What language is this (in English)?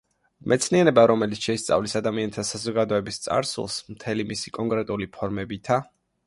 Georgian